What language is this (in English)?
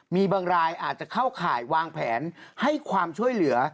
Thai